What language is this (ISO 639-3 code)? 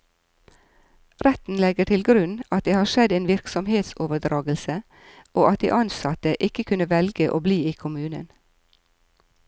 nor